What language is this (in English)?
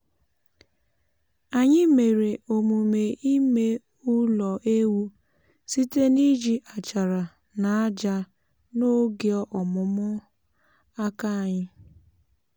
Igbo